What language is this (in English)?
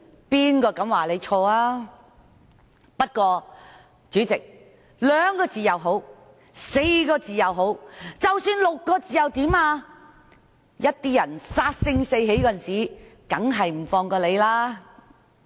Cantonese